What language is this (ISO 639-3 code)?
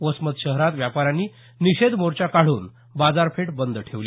mar